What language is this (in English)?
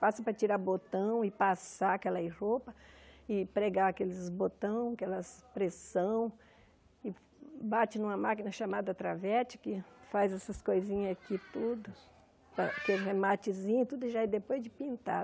Portuguese